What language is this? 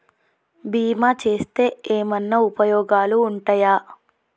Telugu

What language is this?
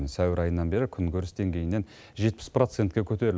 Kazakh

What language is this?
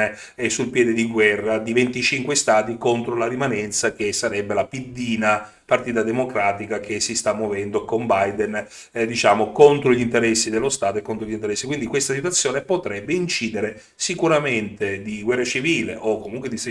Italian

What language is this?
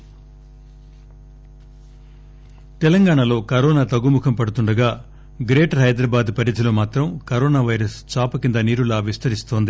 Telugu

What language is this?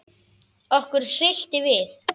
Icelandic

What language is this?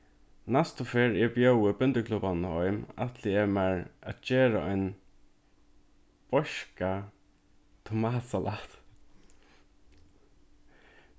Faroese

